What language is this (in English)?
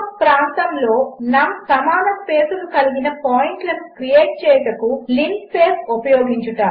Telugu